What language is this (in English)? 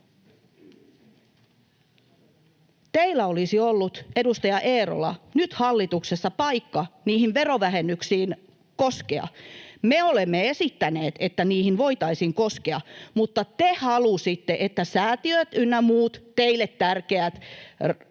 Finnish